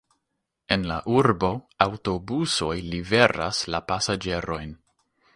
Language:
Esperanto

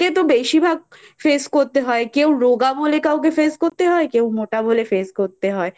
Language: Bangla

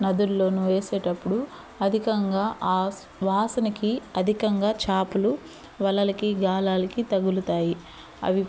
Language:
Telugu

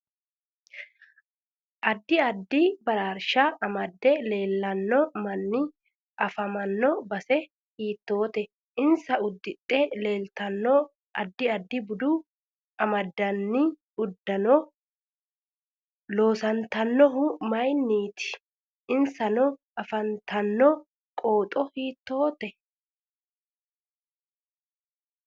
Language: Sidamo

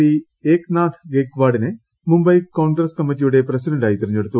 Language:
Malayalam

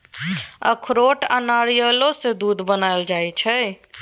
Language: Maithili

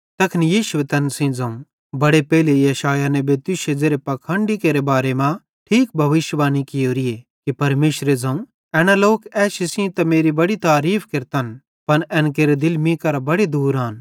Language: Bhadrawahi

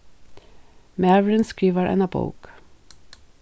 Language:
Faroese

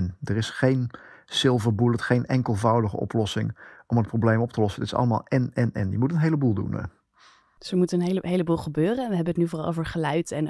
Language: Dutch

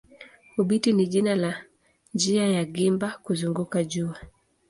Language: Swahili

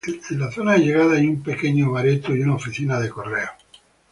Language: Spanish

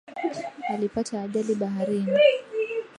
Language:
Swahili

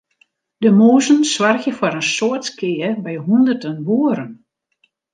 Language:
Western Frisian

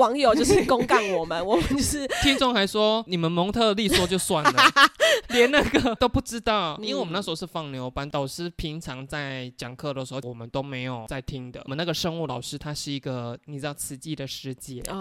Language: Chinese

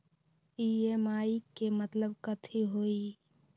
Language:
Magahi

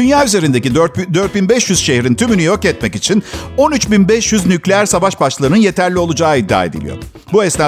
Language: Turkish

